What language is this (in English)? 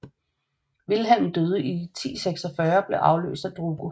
Danish